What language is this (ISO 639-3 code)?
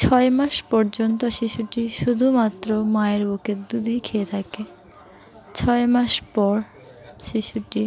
ben